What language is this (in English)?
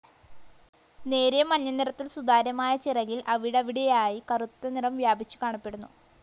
Malayalam